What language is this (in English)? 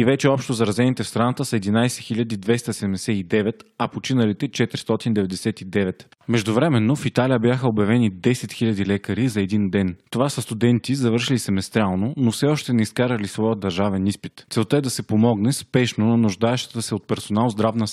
Bulgarian